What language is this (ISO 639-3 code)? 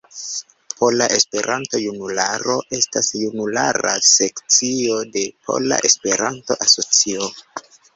epo